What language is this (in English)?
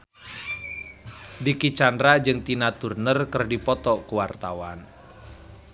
Sundanese